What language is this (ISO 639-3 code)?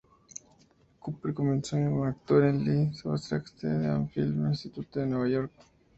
spa